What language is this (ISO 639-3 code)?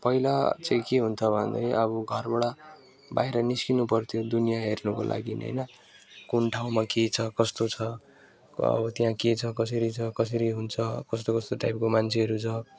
nep